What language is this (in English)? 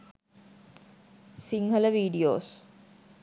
Sinhala